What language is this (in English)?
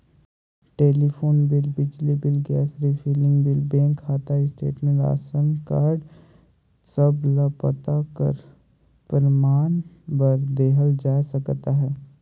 Chhattisgarhi